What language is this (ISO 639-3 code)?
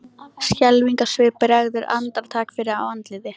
isl